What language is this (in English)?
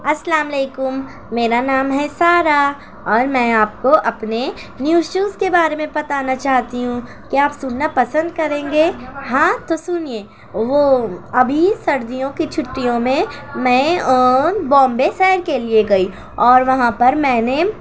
Urdu